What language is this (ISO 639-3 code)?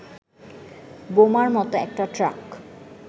ben